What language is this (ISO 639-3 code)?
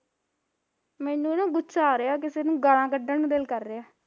pan